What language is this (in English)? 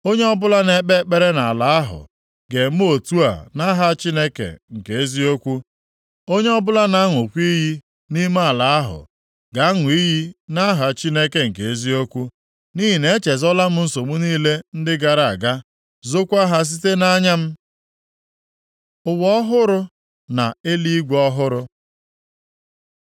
Igbo